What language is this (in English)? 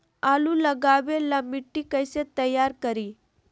Magahi